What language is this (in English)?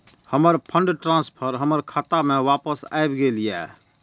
Maithili